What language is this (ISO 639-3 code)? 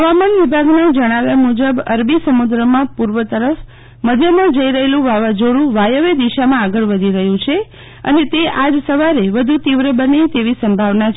guj